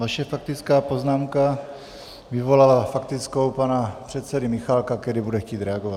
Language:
Czech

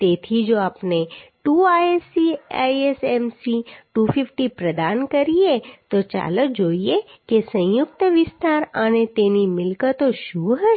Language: Gujarati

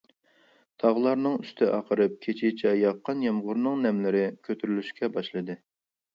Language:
Uyghur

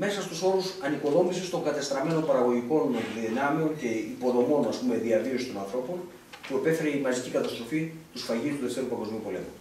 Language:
Greek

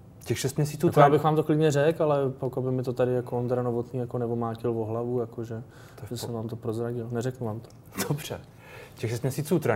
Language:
Czech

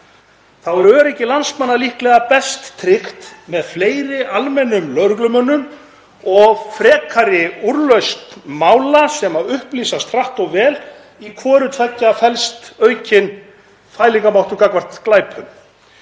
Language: Icelandic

